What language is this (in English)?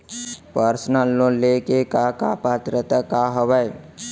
Chhattisgarhi